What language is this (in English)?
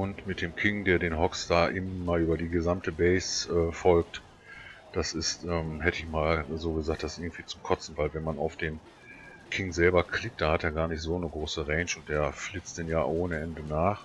German